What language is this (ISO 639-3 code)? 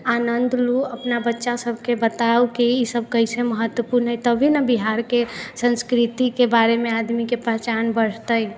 mai